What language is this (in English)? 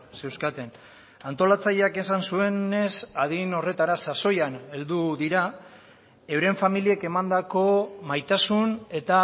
Basque